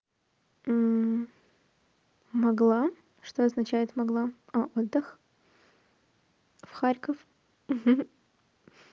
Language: Russian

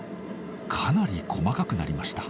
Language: Japanese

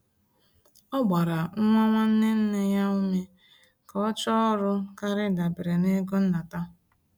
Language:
Igbo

